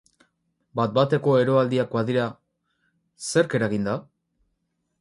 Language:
Basque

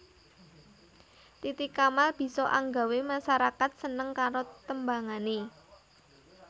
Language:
Javanese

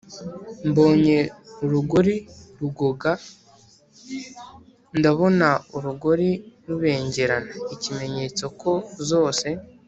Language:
Kinyarwanda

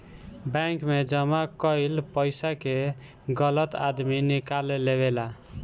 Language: Bhojpuri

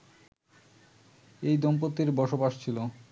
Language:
Bangla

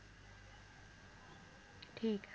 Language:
Punjabi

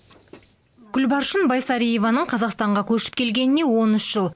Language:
Kazakh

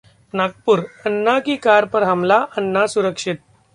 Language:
Hindi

